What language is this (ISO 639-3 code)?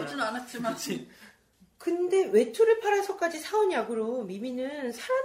kor